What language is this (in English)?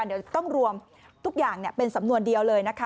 Thai